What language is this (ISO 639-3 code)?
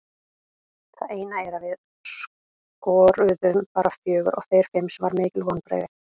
isl